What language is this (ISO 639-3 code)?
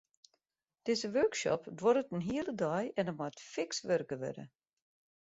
fry